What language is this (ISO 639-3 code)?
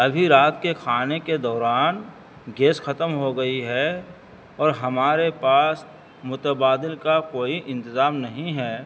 urd